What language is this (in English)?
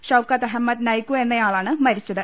Malayalam